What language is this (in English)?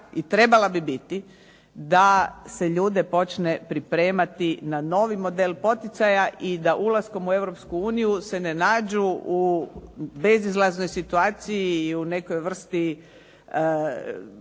Croatian